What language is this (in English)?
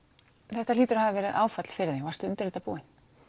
Icelandic